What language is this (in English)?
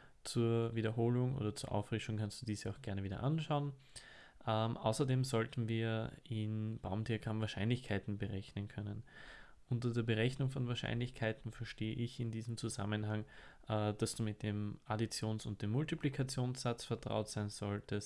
German